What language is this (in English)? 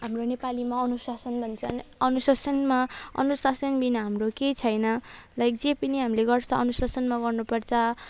Nepali